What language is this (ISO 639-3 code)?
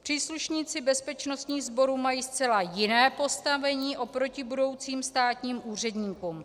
ces